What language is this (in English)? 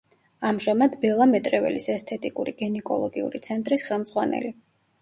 Georgian